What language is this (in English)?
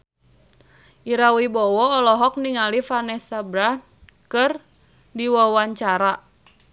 Sundanese